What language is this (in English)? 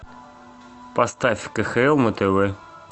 Russian